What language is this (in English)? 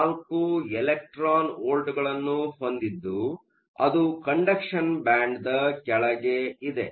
Kannada